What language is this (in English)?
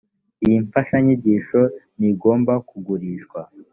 Kinyarwanda